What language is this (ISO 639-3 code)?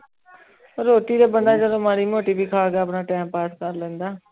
pan